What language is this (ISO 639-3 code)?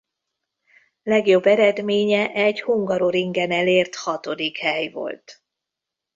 hun